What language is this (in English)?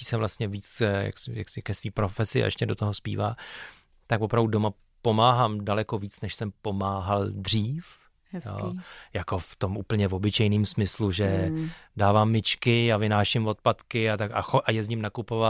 Czech